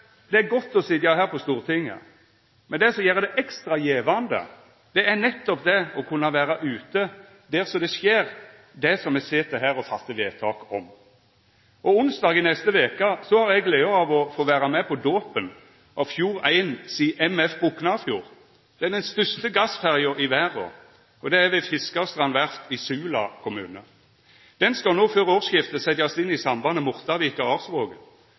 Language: Norwegian Nynorsk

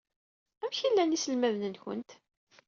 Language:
Kabyle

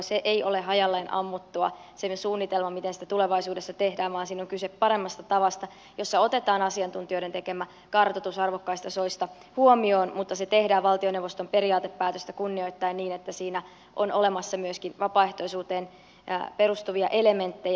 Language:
Finnish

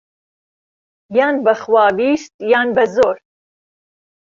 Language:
Central Kurdish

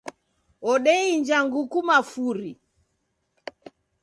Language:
Taita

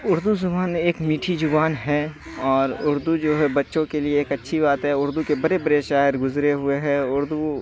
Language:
Urdu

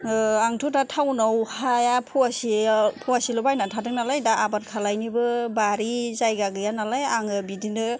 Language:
Bodo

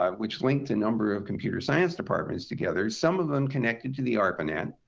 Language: English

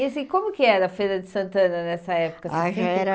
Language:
Portuguese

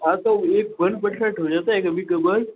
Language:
Hindi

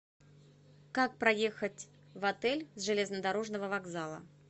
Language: Russian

